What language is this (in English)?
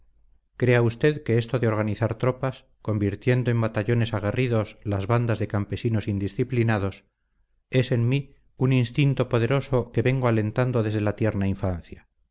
Spanish